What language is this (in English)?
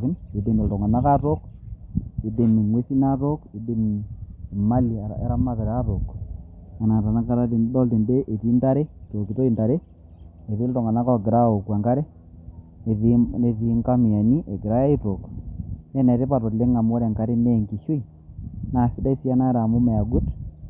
Masai